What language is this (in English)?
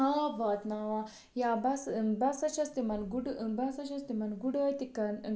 Kashmiri